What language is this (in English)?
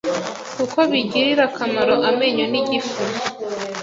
Kinyarwanda